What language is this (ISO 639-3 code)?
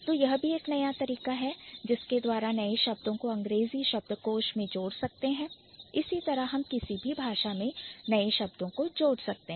hin